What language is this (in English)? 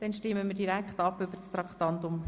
Swiss German